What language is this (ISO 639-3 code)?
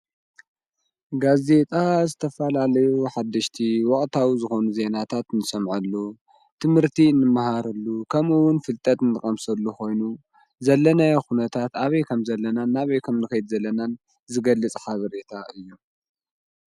tir